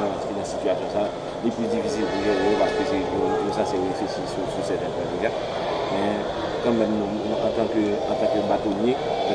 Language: French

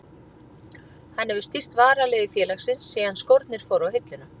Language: Icelandic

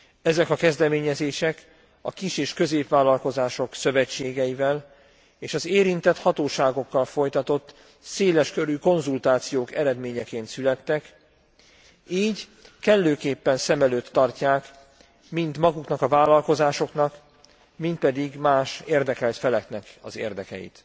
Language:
Hungarian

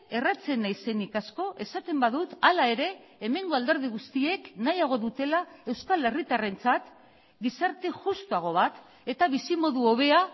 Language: Basque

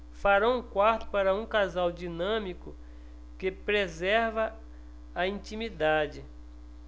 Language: Portuguese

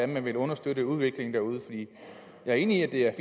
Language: Danish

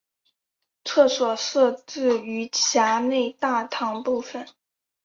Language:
Chinese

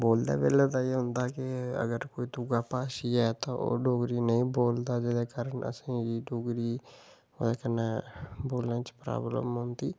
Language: Dogri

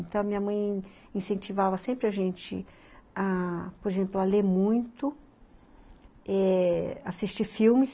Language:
Portuguese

